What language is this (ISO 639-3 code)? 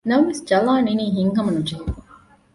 div